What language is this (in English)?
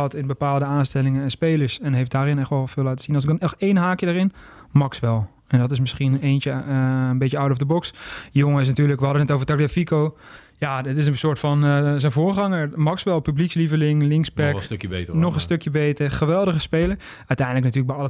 Dutch